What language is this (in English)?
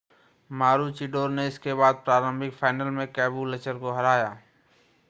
Hindi